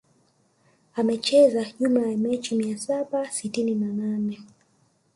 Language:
Swahili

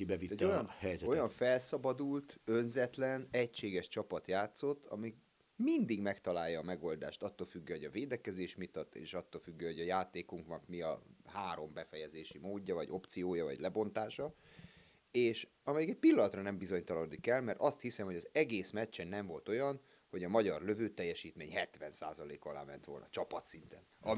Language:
Hungarian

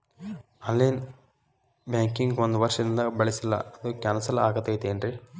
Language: Kannada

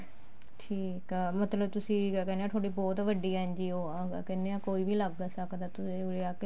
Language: Punjabi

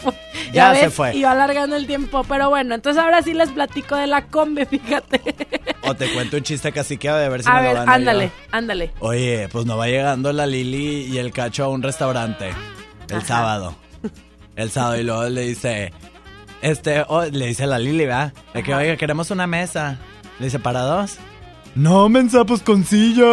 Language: Spanish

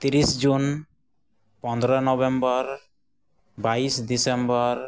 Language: Santali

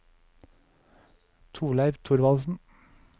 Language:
Norwegian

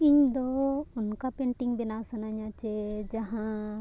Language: Santali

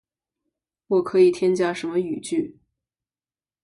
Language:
Chinese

